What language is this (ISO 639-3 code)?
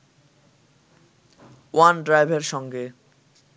ben